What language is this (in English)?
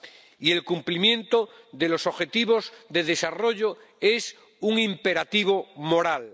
Spanish